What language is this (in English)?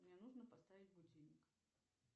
Russian